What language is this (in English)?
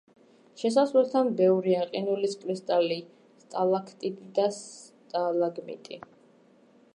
Georgian